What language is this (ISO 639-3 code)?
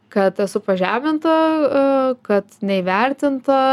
lit